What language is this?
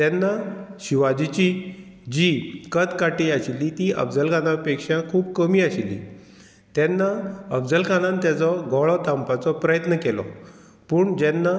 Konkani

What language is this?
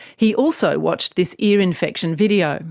English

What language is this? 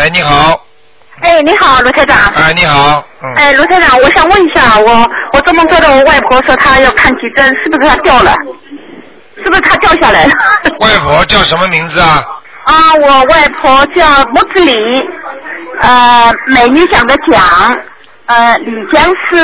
Chinese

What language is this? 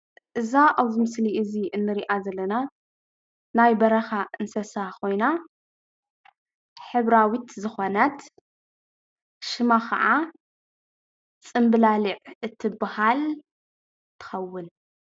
Tigrinya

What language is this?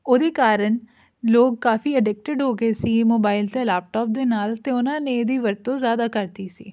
Punjabi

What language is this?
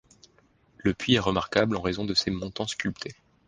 French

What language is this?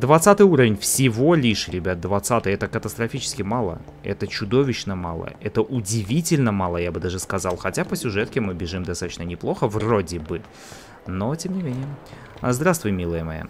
Russian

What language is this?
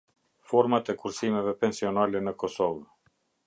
Albanian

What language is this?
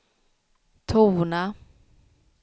Swedish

